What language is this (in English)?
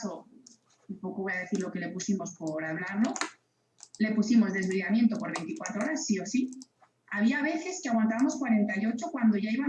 Spanish